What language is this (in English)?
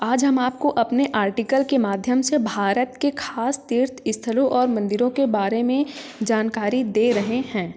Hindi